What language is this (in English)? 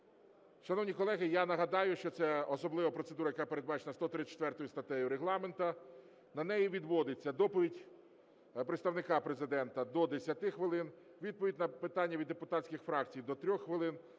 Ukrainian